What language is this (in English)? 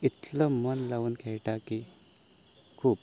Konkani